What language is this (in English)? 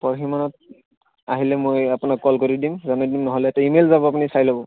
Assamese